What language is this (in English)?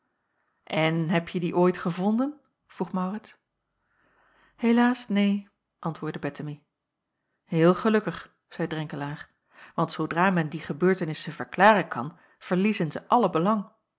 Dutch